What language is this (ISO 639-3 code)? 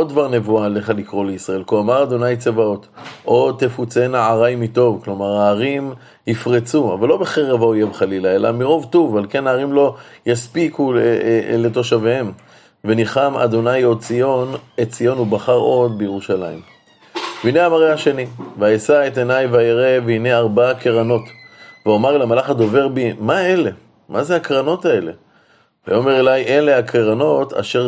heb